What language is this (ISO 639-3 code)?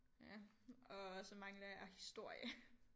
dan